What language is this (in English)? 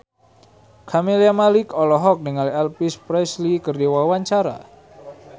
Sundanese